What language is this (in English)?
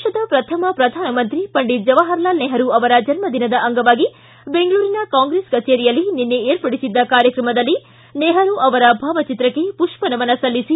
Kannada